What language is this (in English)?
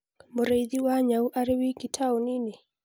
Kikuyu